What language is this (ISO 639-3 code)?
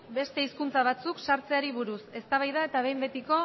eus